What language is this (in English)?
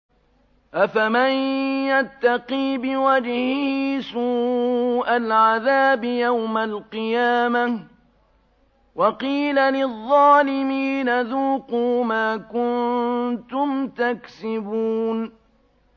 Arabic